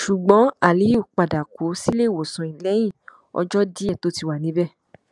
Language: Yoruba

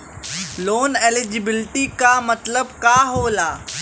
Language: Bhojpuri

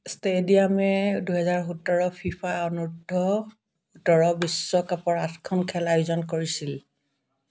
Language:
Assamese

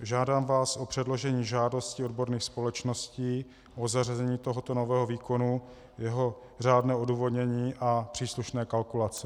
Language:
Czech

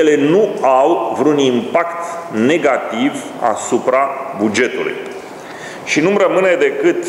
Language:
Romanian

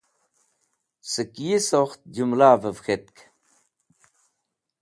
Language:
Wakhi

